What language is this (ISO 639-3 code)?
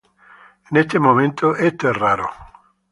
spa